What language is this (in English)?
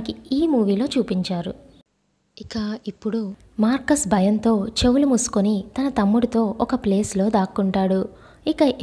Thai